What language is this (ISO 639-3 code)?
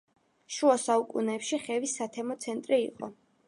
kat